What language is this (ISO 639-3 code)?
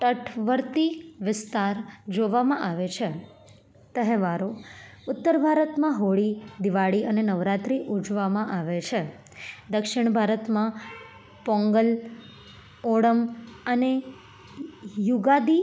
guj